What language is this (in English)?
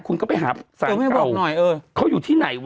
Thai